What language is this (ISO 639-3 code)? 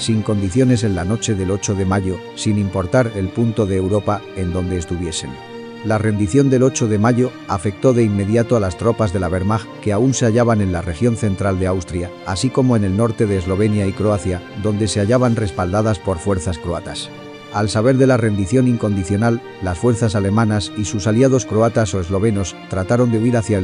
spa